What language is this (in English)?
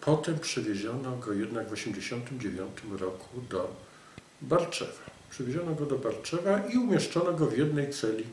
Polish